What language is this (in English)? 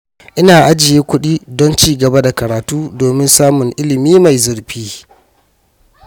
Hausa